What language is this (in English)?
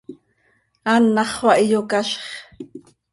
Seri